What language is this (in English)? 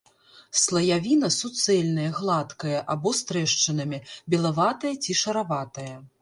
Belarusian